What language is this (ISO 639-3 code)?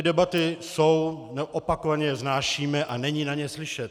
ces